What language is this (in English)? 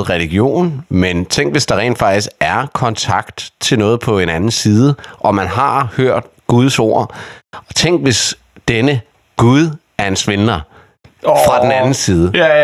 Danish